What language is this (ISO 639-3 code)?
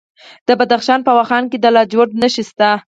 pus